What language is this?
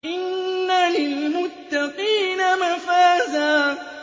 Arabic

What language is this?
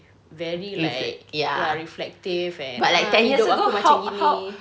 English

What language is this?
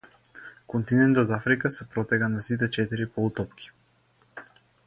Macedonian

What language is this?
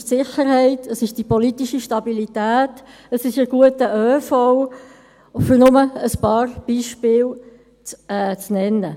Swiss German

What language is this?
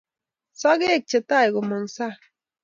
Kalenjin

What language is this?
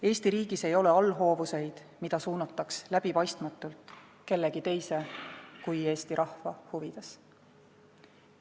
Estonian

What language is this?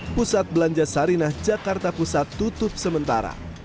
Indonesian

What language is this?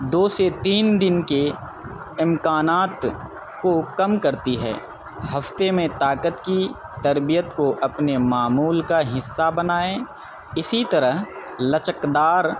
Urdu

